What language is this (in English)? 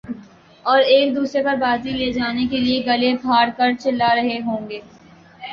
Urdu